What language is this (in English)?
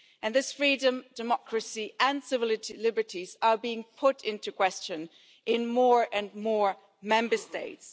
English